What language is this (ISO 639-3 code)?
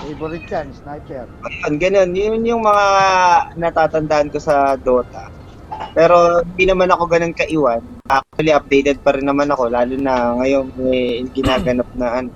fil